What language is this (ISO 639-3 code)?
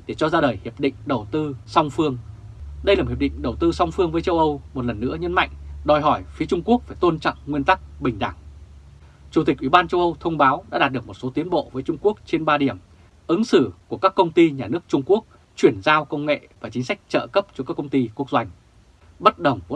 vie